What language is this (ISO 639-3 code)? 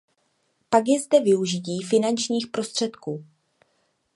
ces